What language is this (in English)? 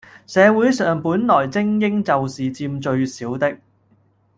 Cantonese